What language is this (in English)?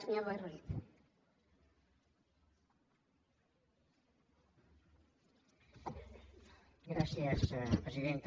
Catalan